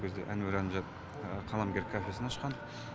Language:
Kazakh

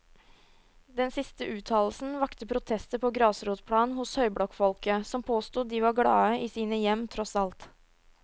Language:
Norwegian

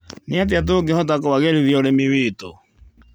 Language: Kikuyu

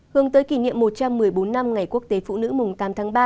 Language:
Vietnamese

